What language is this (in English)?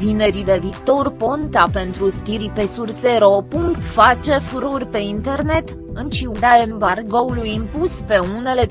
Romanian